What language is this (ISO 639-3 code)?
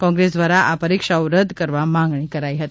guj